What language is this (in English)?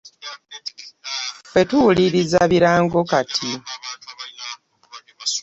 Ganda